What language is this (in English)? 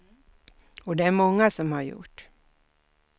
Swedish